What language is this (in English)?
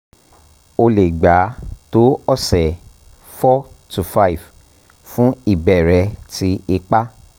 Yoruba